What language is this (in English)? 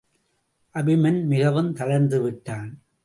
Tamil